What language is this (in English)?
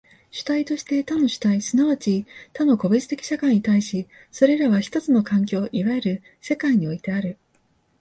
Japanese